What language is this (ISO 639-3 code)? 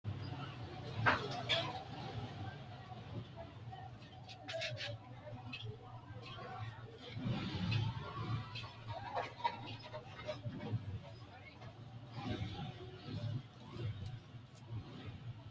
sid